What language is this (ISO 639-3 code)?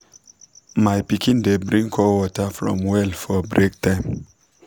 pcm